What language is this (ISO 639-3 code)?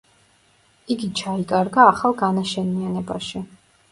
kat